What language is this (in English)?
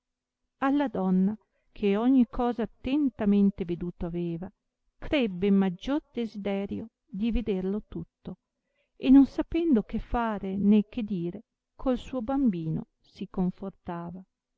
Italian